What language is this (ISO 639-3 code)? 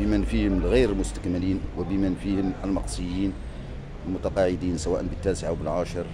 ara